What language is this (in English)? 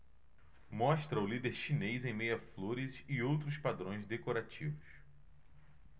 Portuguese